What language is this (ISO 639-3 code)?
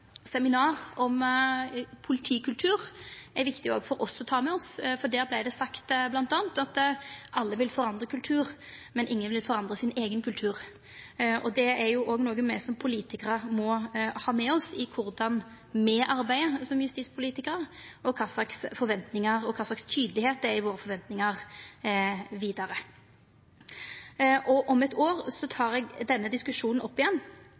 nno